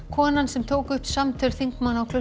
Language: Icelandic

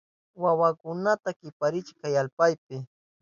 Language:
Southern Pastaza Quechua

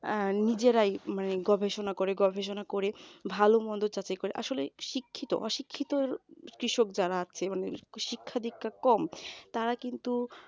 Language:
Bangla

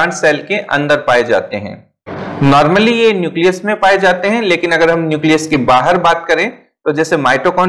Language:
Hindi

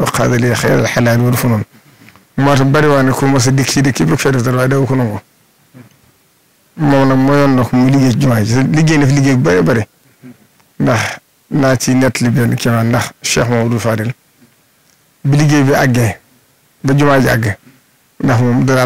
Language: French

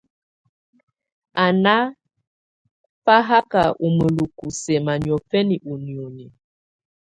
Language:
Tunen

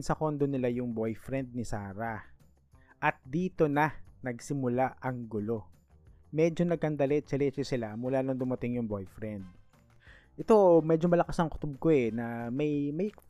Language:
Filipino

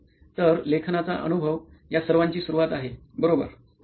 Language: Marathi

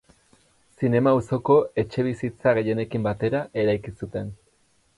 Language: Basque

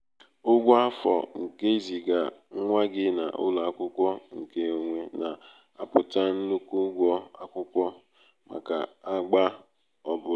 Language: Igbo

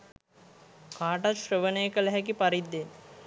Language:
Sinhala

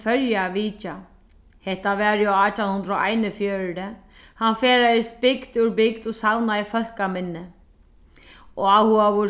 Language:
Faroese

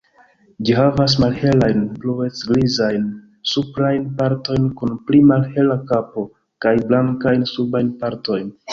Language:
Esperanto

